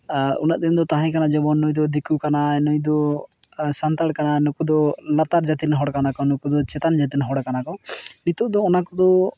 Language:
Santali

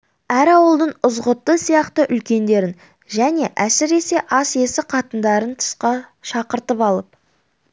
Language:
Kazakh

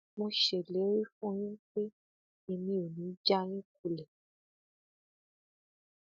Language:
Yoruba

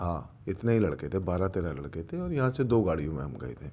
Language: Urdu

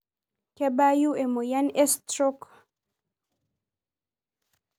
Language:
Masai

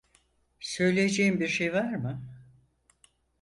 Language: Turkish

